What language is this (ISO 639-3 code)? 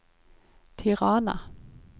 nor